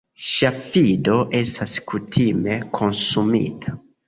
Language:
Esperanto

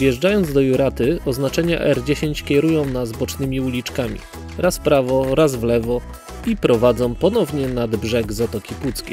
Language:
Polish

